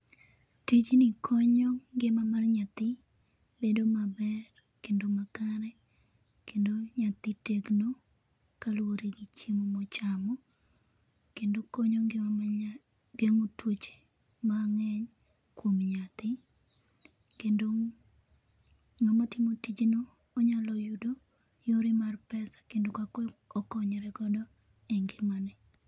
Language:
Luo (Kenya and Tanzania)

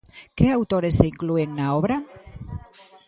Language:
Galician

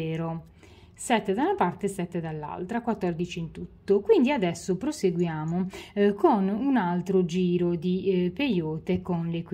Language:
Italian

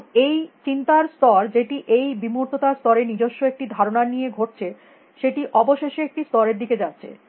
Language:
Bangla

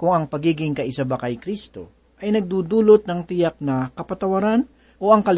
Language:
Filipino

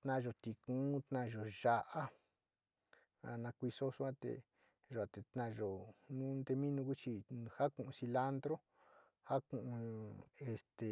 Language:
Sinicahua Mixtec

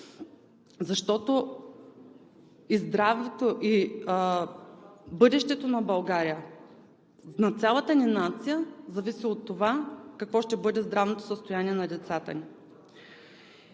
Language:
Bulgarian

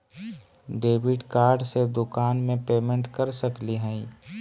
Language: Magahi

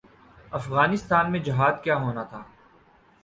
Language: Urdu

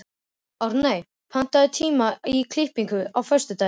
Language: Icelandic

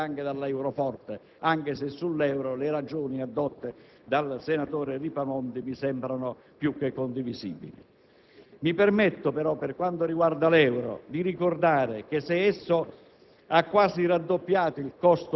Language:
Italian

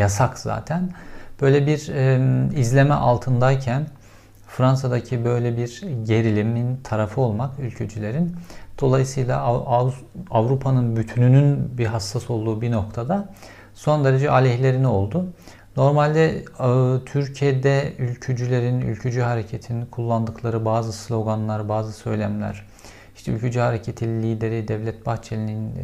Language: Turkish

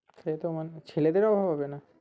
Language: Bangla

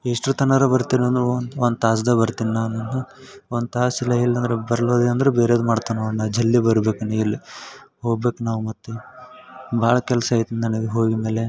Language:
Kannada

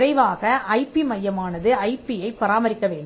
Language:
Tamil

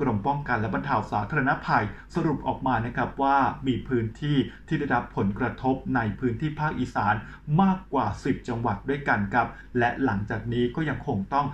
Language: Thai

